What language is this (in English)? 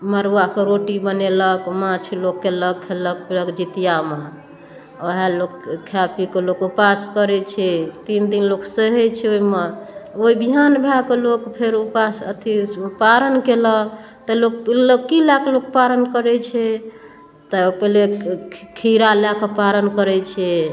Maithili